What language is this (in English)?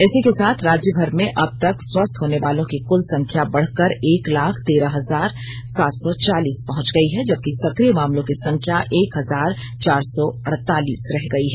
Hindi